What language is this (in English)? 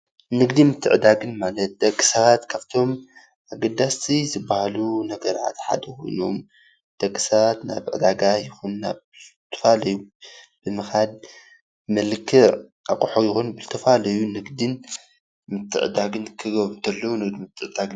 Tigrinya